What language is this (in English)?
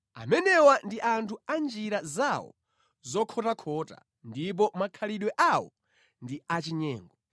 Nyanja